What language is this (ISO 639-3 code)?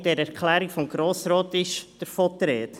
gsw